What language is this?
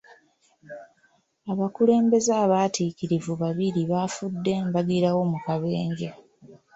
Ganda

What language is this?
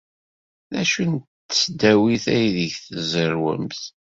Kabyle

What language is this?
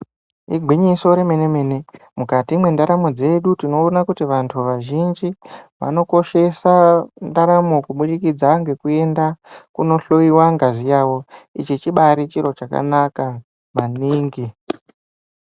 Ndau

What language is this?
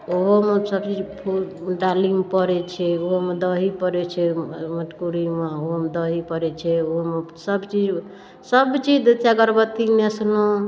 Maithili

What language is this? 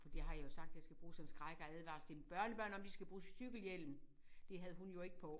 Danish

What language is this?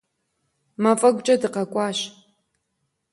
Kabardian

